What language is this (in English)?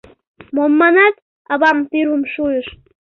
Mari